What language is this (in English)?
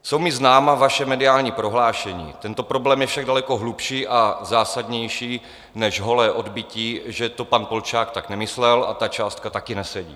Czech